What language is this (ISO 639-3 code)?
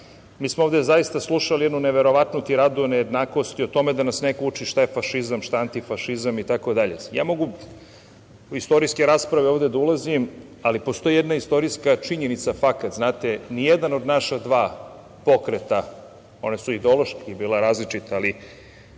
srp